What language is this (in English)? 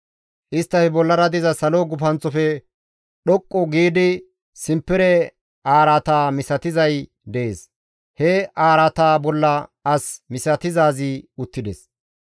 Gamo